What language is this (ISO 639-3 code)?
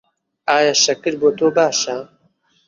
ckb